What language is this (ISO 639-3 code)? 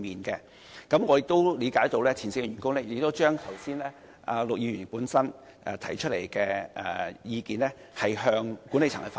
yue